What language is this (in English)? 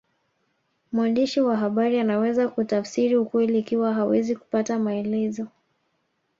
Swahili